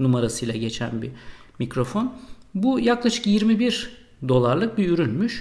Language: Turkish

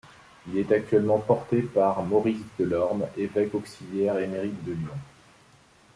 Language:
French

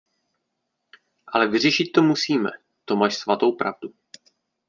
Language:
Czech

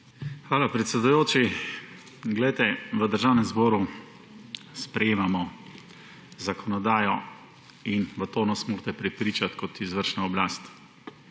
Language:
Slovenian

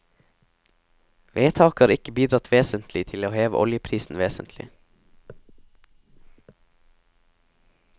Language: Norwegian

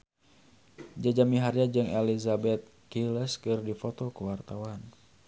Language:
Sundanese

